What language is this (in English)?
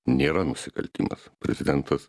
Lithuanian